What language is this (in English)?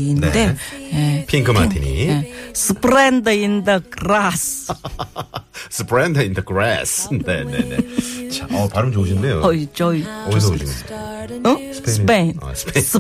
Korean